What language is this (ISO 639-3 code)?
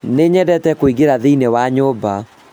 kik